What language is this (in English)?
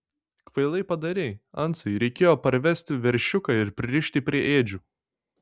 Lithuanian